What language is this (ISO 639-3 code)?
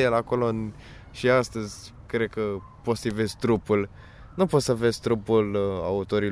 ron